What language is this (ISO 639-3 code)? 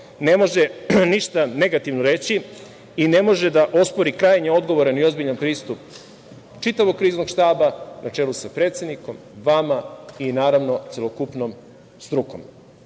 srp